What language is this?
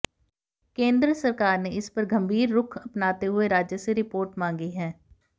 Hindi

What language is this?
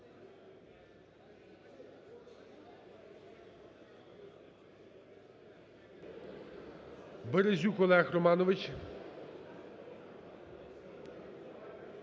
Ukrainian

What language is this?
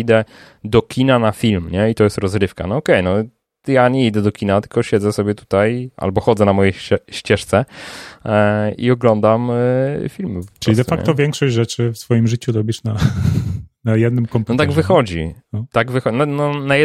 Polish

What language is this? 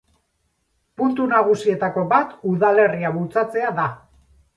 Basque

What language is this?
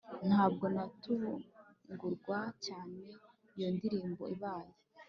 Kinyarwanda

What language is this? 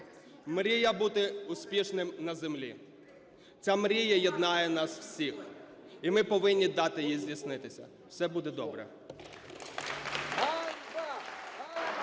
Ukrainian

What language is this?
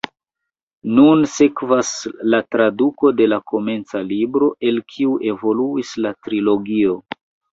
Esperanto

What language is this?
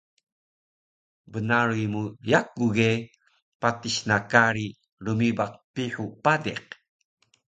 Taroko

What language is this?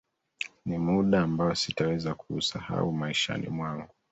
Swahili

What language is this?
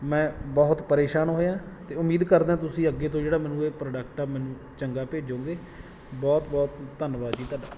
Punjabi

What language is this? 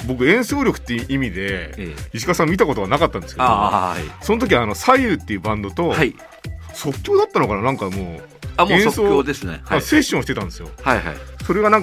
Japanese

